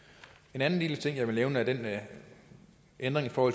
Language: Danish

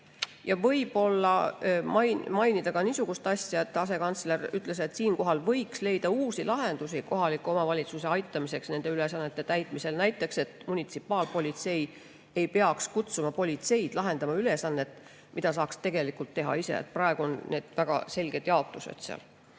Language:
Estonian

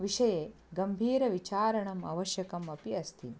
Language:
Sanskrit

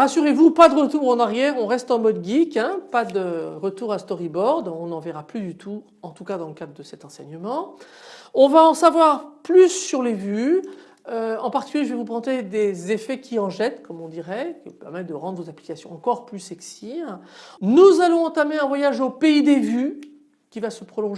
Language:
French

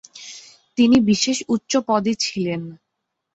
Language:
Bangla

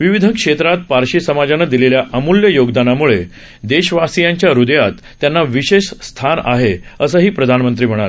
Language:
Marathi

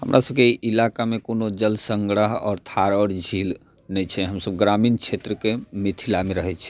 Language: Maithili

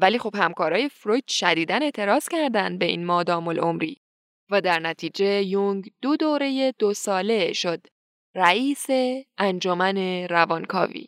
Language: Persian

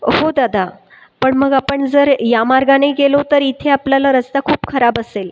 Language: Marathi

